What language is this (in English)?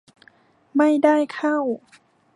Thai